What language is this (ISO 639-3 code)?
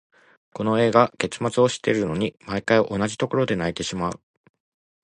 jpn